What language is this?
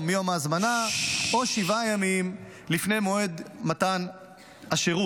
Hebrew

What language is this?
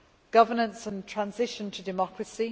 English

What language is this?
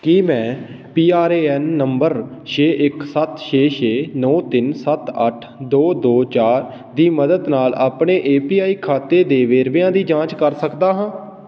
Punjabi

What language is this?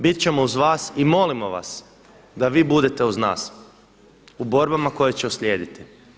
Croatian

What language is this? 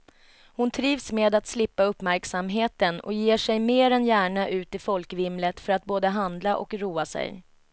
Swedish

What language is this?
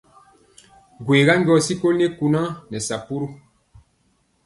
Mpiemo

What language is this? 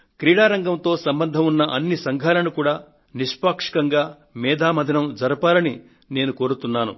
Telugu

